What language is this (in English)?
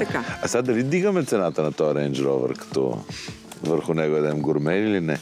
Bulgarian